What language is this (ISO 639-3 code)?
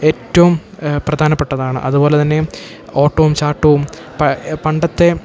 mal